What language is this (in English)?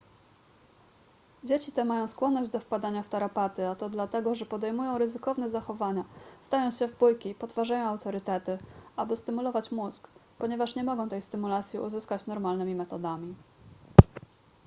Polish